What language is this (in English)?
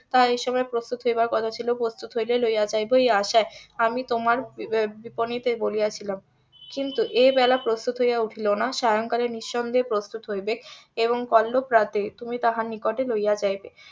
Bangla